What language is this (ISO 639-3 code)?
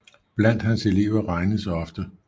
dan